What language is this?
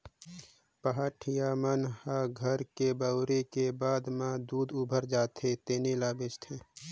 Chhattisgarhi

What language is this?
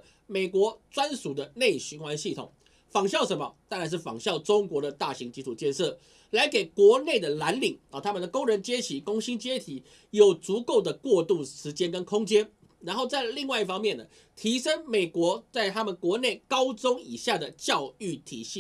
Chinese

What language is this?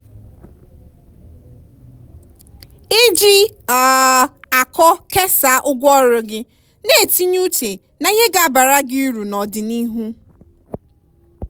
Igbo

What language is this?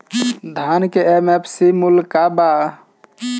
Bhojpuri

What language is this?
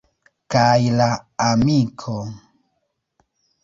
Esperanto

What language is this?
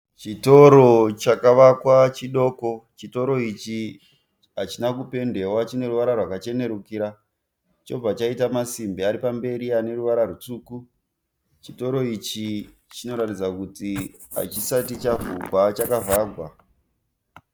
Shona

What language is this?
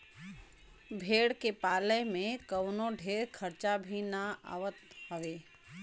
Bhojpuri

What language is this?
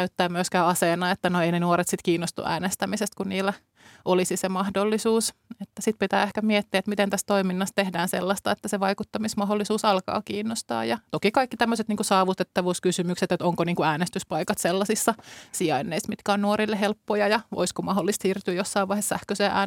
Finnish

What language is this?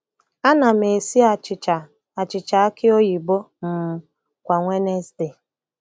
Igbo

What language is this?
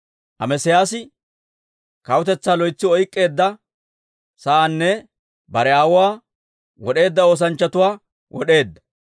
Dawro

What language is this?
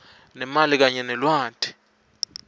Swati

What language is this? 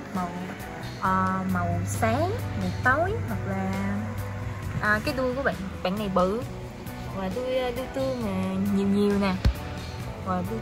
Vietnamese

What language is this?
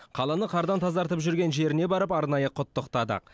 Kazakh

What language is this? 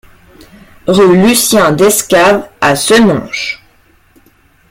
French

